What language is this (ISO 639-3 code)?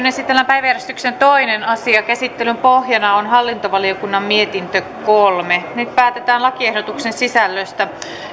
fin